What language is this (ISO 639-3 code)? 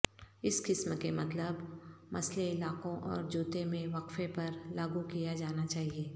urd